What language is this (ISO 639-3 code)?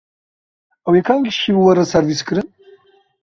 kur